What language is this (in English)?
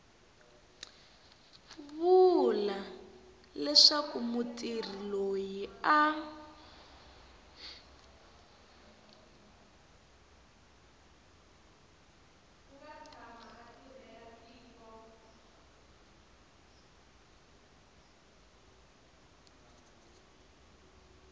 Tsonga